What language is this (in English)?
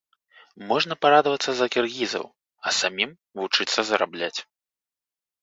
Belarusian